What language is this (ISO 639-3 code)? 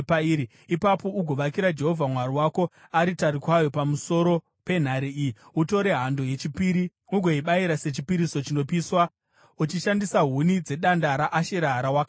sna